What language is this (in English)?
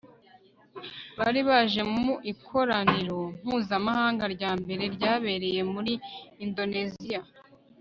Kinyarwanda